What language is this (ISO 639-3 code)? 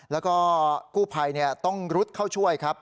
tha